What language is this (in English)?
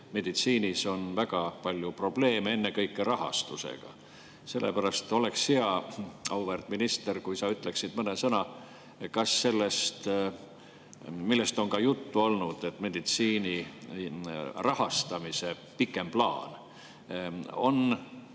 Estonian